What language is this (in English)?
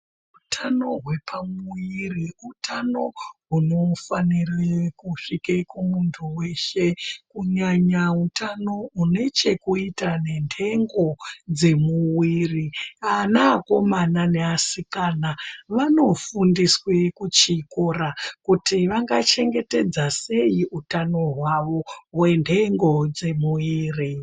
Ndau